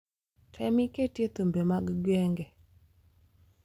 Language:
Luo (Kenya and Tanzania)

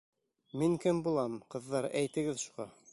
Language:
Bashkir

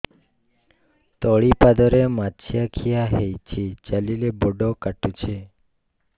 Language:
Odia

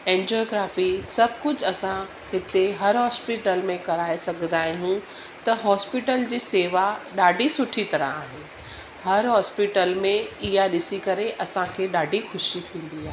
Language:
Sindhi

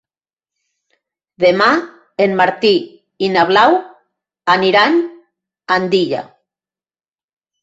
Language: Catalan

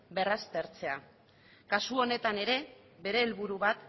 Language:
Basque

